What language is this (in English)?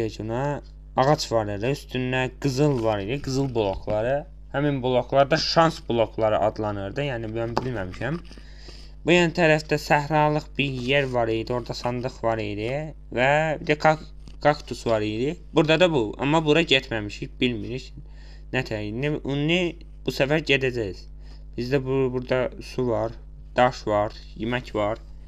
Turkish